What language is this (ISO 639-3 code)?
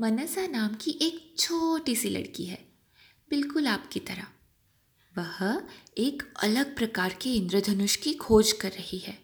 hin